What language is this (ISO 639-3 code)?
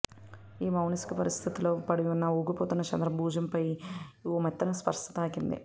tel